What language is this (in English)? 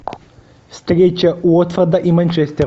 Russian